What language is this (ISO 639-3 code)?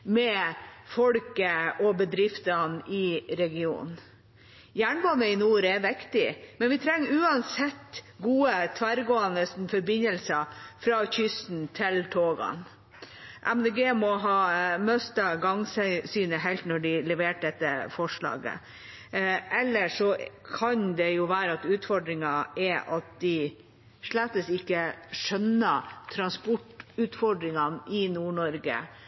nob